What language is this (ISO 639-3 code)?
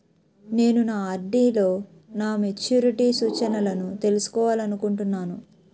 tel